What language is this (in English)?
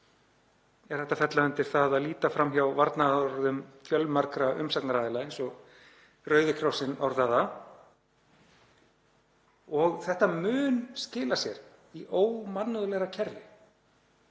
Icelandic